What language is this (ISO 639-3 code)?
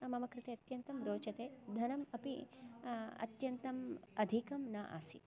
san